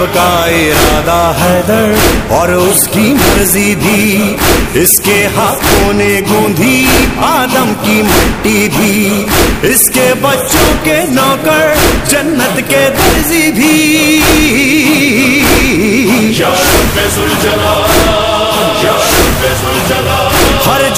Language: Persian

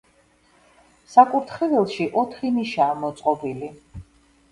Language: Georgian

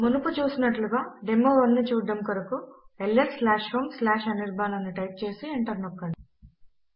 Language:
Telugu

